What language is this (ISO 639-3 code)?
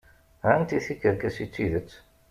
kab